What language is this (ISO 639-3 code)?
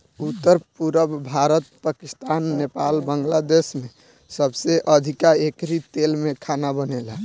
bho